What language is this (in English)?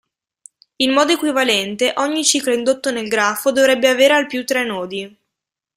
Italian